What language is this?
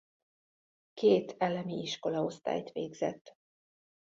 Hungarian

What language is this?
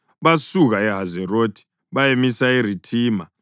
North Ndebele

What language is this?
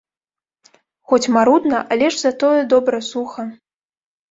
Belarusian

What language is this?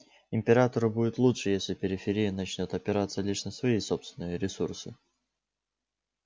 Russian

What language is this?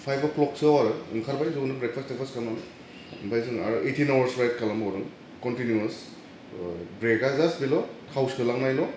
Bodo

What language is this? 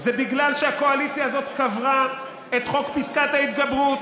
Hebrew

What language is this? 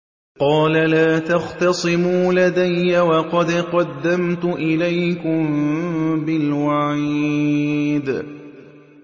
Arabic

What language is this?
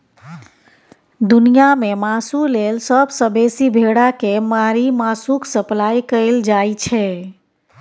Maithili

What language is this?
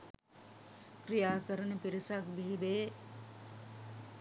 Sinhala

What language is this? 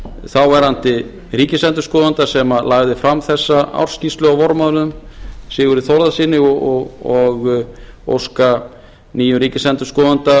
Icelandic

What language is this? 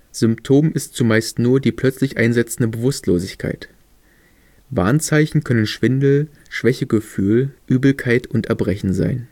German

